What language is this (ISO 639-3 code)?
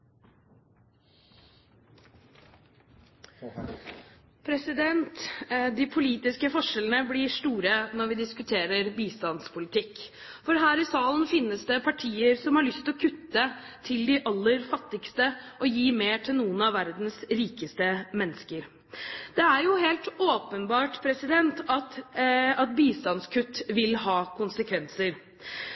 nob